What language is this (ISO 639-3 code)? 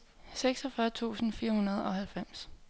dan